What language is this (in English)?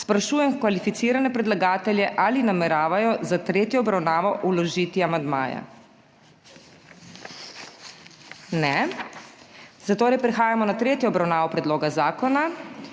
Slovenian